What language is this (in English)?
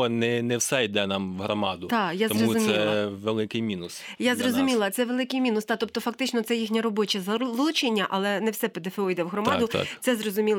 Ukrainian